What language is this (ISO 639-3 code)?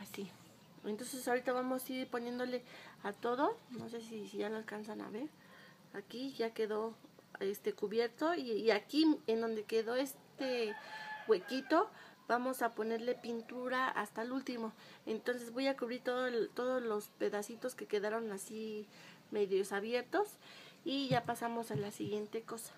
spa